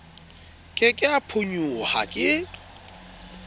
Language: Southern Sotho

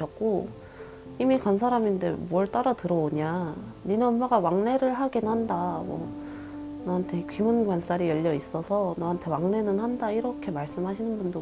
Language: Korean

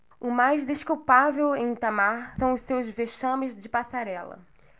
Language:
Portuguese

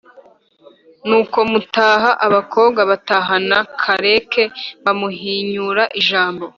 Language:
Kinyarwanda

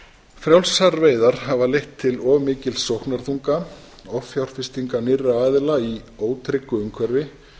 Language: Icelandic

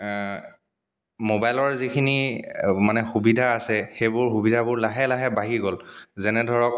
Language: Assamese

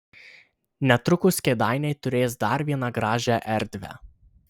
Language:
Lithuanian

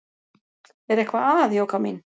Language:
Icelandic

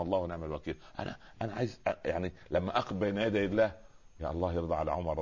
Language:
Arabic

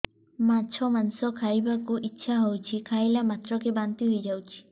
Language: Odia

